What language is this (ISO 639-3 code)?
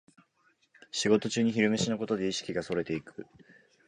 jpn